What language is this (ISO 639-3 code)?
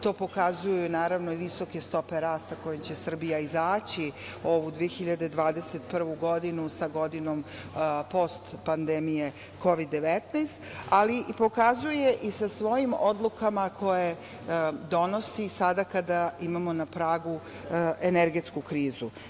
srp